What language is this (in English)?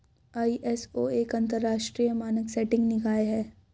Hindi